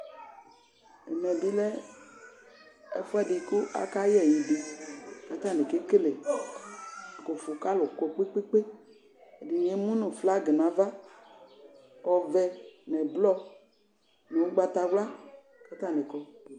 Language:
Ikposo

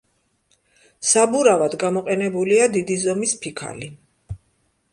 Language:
Georgian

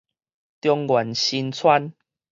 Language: Min Nan Chinese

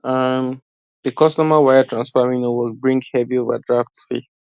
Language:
Nigerian Pidgin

